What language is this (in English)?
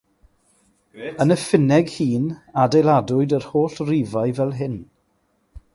Welsh